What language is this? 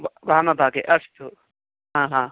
Sanskrit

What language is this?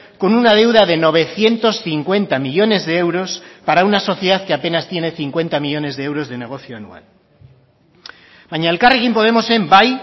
Spanish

